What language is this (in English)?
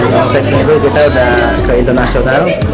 Indonesian